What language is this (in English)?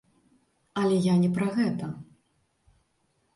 Belarusian